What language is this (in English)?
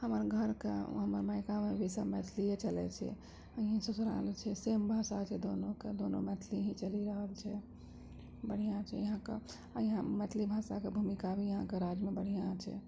Maithili